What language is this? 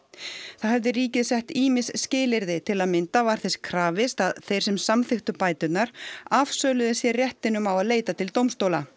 Icelandic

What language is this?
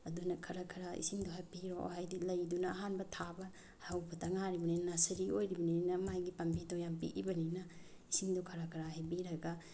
Manipuri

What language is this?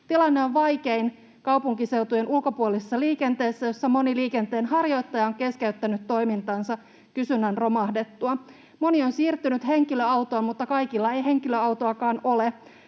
Finnish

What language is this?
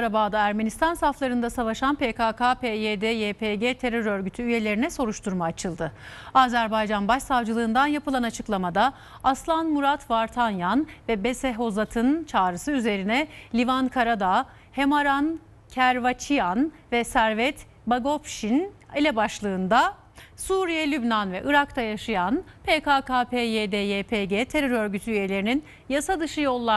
Turkish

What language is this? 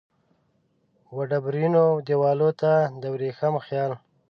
Pashto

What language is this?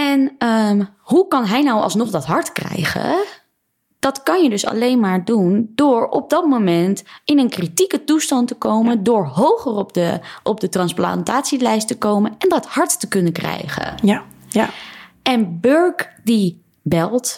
Dutch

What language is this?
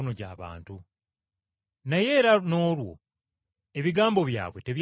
Ganda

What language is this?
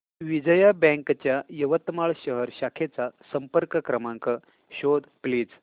Marathi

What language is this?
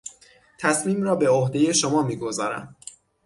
Persian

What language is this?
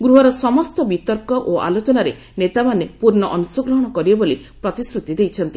Odia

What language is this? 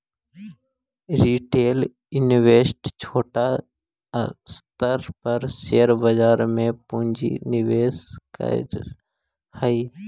Magahi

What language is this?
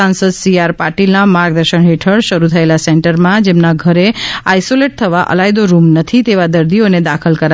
Gujarati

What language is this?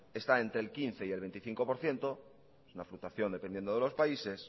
Spanish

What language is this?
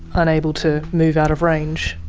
English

